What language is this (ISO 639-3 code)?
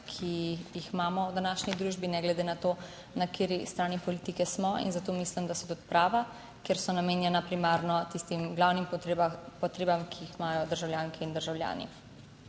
slv